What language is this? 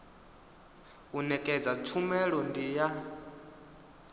Venda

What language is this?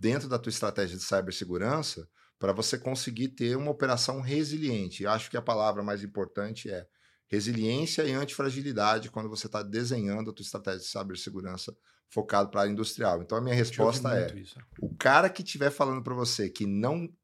Portuguese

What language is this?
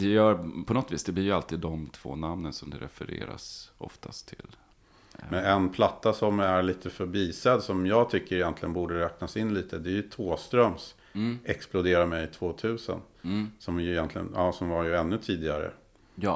Swedish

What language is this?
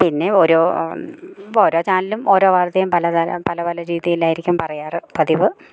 Malayalam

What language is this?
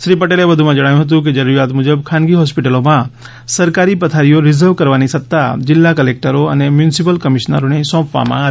Gujarati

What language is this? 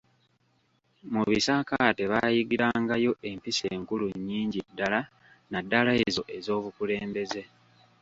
Ganda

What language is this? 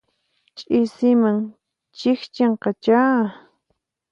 Puno Quechua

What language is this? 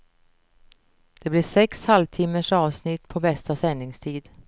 Swedish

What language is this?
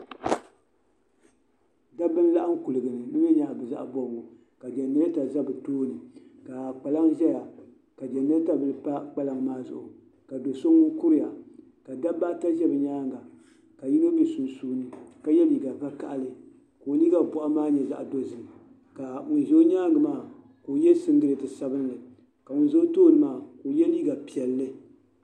Dagbani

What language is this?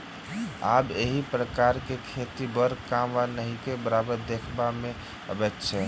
Maithili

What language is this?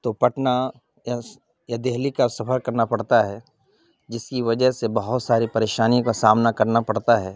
Urdu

